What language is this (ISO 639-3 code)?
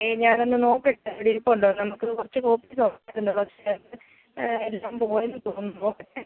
mal